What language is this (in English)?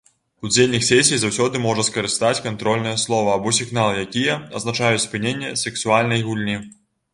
Belarusian